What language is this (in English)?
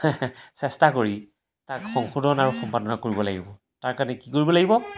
Assamese